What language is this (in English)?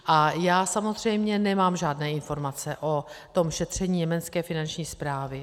Czech